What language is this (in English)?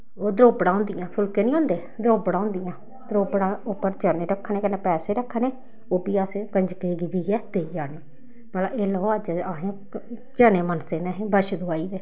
Dogri